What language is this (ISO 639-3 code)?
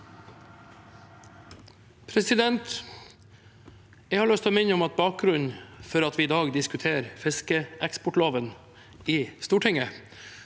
nor